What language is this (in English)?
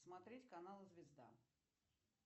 Russian